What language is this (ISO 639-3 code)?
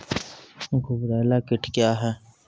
mai